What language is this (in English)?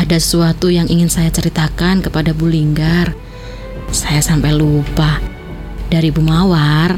Indonesian